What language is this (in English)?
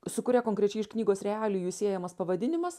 Lithuanian